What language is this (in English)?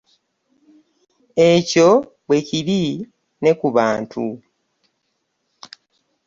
Ganda